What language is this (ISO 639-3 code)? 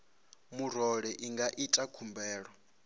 ven